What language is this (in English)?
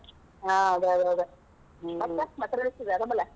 Kannada